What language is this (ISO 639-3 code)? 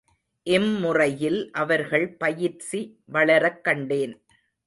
tam